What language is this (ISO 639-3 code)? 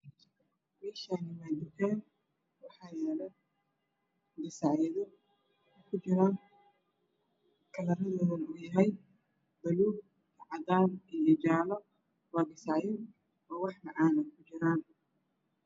som